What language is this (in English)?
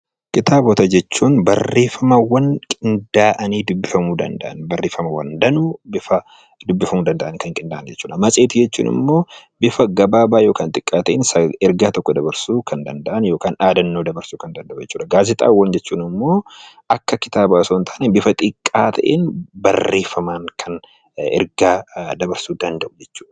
Oromo